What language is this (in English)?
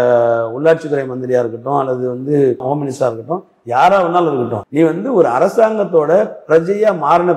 Korean